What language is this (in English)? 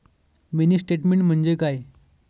Marathi